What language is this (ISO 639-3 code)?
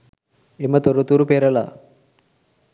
sin